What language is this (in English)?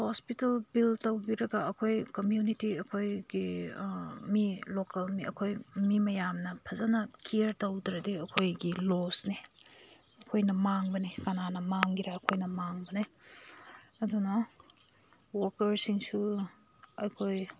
Manipuri